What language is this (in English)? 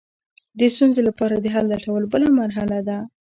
Pashto